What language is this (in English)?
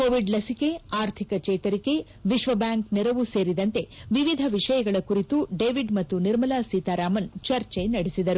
Kannada